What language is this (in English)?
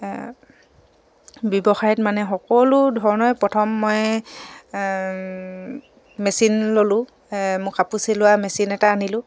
Assamese